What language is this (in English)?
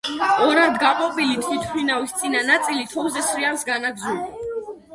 Georgian